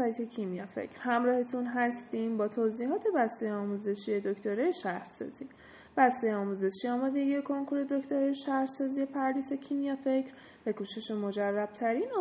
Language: Persian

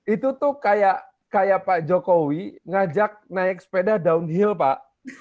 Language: Indonesian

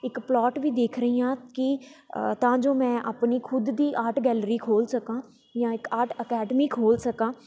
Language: Punjabi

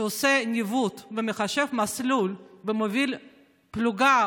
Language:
Hebrew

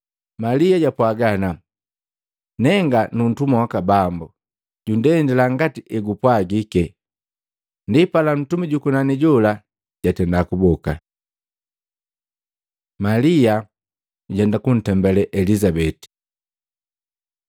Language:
Matengo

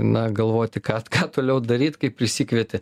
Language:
Lithuanian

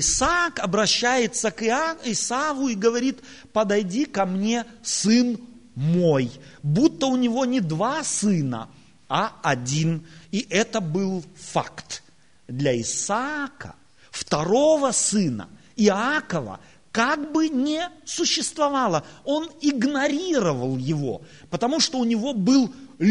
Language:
Russian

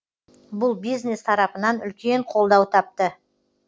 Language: Kazakh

